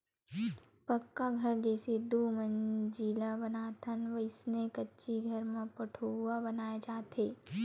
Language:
Chhattisgarhi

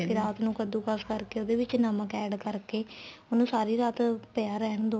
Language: Punjabi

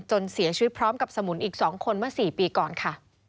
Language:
Thai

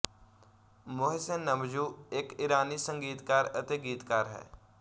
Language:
Punjabi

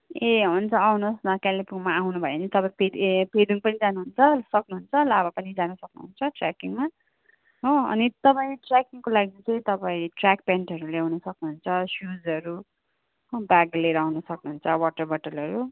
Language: Nepali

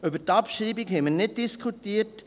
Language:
Swiss German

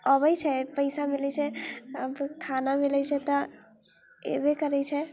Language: Maithili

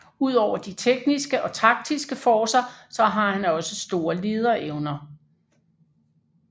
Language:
Danish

